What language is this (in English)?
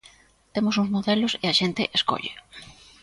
Galician